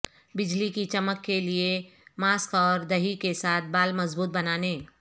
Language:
Urdu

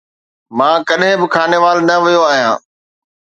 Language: Sindhi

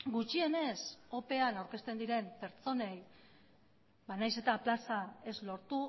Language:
Basque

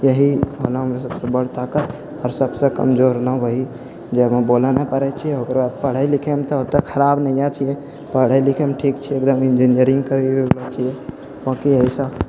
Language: Maithili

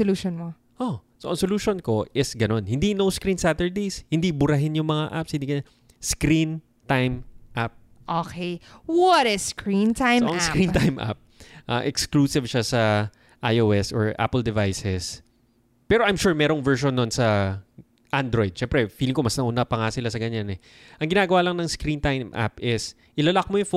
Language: Filipino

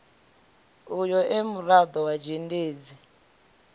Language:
Venda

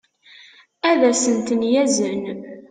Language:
Kabyle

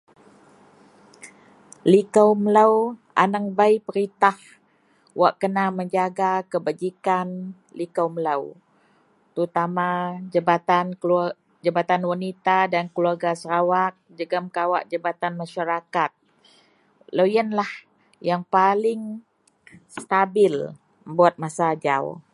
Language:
Central Melanau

